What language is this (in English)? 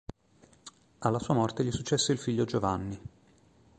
Italian